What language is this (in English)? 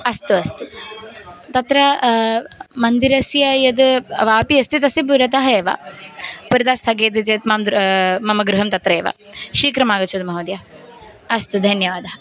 Sanskrit